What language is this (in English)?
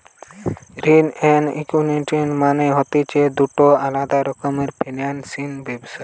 Bangla